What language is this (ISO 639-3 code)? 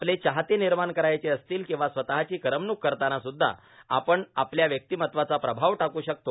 mar